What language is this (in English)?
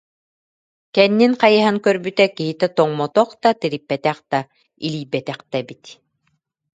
Yakut